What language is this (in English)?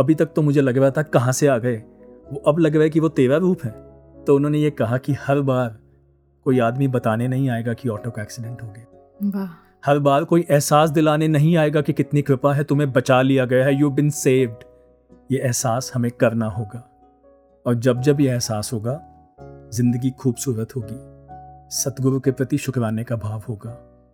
Hindi